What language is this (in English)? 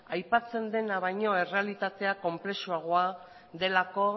Basque